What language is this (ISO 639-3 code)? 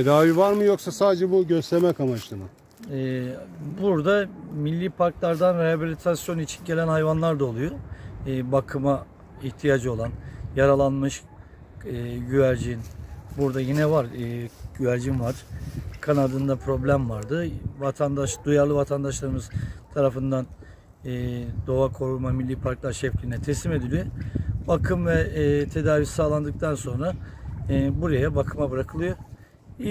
tur